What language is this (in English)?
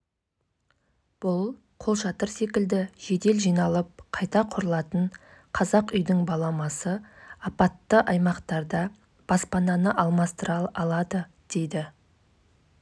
Kazakh